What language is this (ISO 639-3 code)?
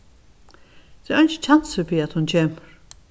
fao